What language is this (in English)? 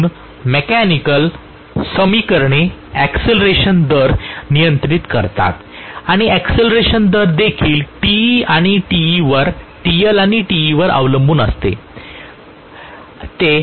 Marathi